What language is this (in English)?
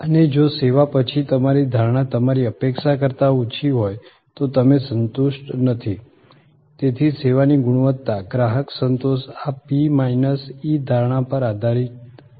Gujarati